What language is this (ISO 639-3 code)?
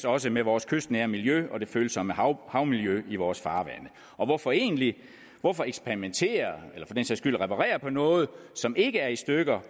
dan